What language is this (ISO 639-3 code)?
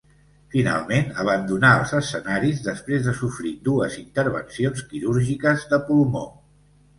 cat